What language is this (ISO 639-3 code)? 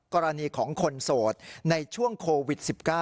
tha